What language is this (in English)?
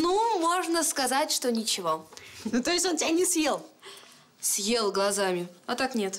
Russian